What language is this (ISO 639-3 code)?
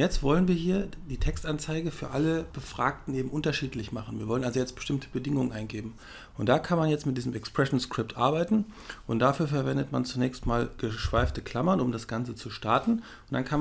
deu